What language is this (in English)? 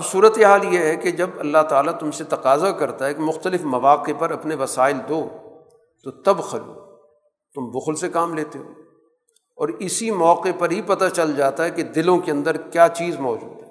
Urdu